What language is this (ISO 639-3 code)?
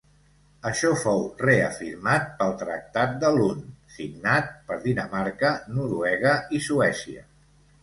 cat